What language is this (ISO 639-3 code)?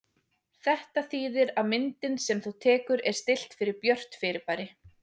isl